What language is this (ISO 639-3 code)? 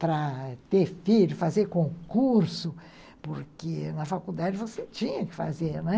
por